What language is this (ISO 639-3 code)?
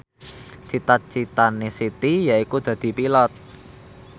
jav